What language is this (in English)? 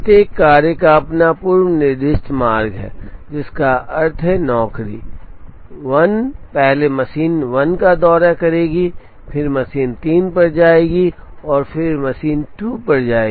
Hindi